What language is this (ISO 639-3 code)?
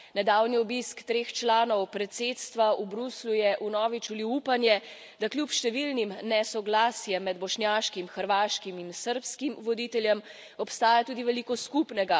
slv